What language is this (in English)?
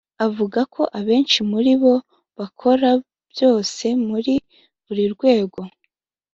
Kinyarwanda